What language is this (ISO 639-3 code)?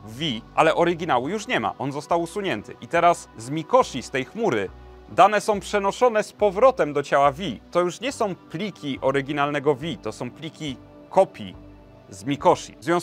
pol